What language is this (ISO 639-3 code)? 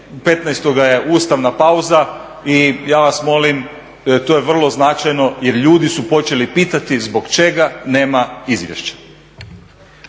hrv